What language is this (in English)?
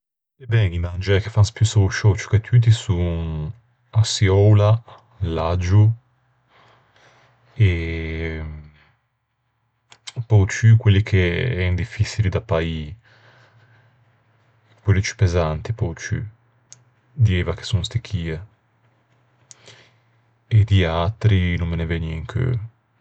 Ligurian